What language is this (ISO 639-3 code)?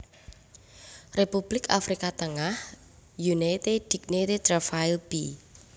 jav